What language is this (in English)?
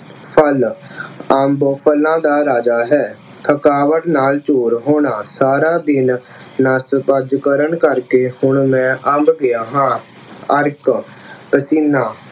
Punjabi